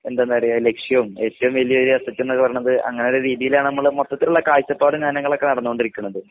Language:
Malayalam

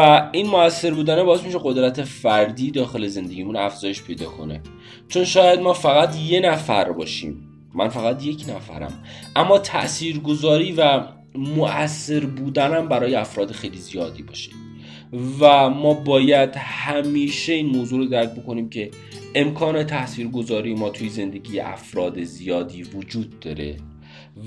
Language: Persian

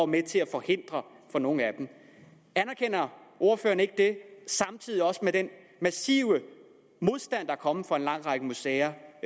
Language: Danish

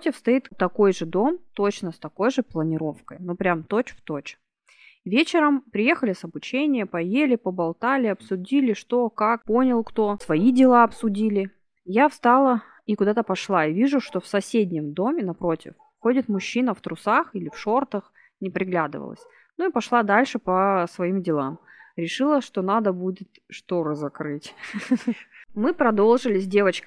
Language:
Russian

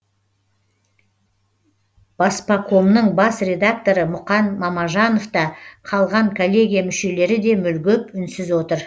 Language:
Kazakh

